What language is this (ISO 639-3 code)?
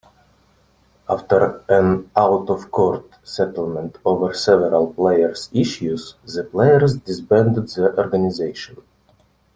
eng